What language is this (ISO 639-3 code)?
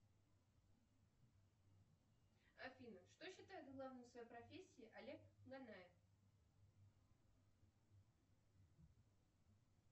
rus